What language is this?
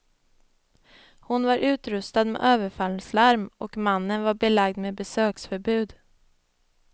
Swedish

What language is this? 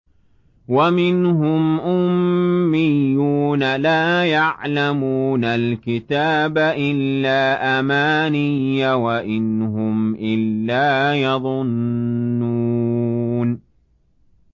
Arabic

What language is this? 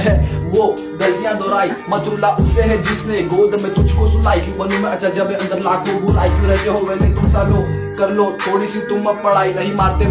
Hindi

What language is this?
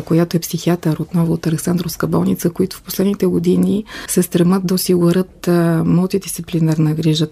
Bulgarian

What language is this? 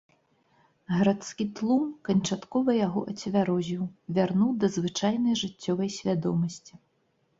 Belarusian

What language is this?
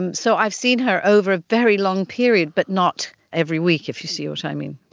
English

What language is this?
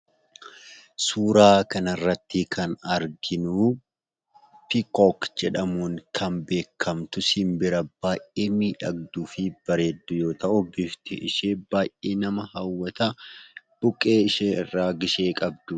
Oromo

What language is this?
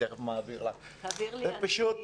Hebrew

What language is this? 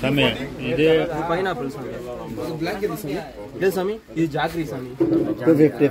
English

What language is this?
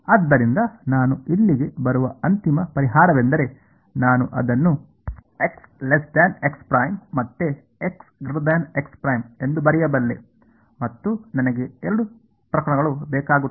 Kannada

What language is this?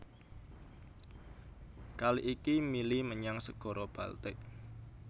Javanese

